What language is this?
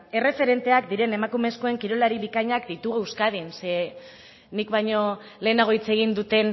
Basque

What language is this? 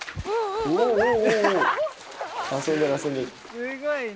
Japanese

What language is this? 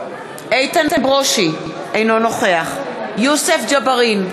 Hebrew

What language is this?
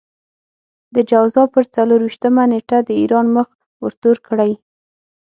Pashto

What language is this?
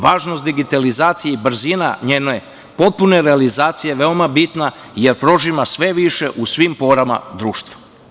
Serbian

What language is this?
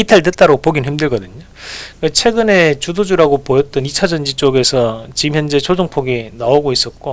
Korean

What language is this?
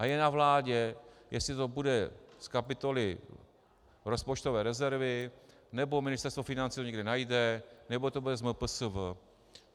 Czech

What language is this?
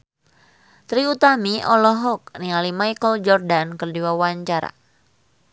Sundanese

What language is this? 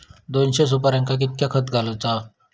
Marathi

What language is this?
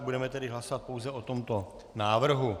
Czech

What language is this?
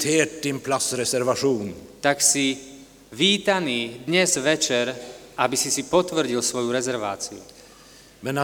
Slovak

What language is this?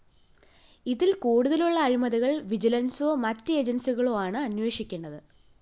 Malayalam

